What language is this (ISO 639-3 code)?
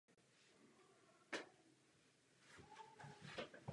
ces